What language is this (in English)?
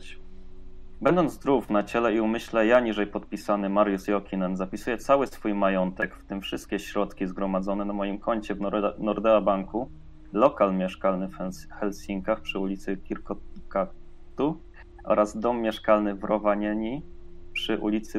Polish